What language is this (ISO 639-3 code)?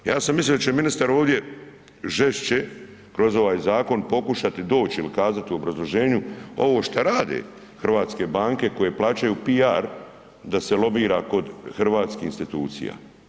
hrv